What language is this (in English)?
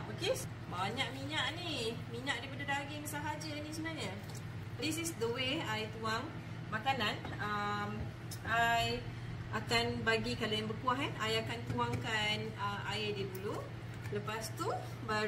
Malay